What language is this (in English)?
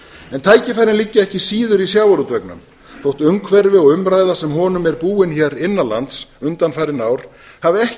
Icelandic